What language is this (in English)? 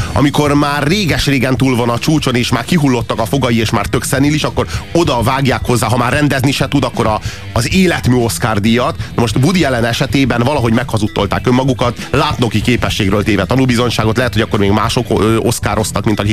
Hungarian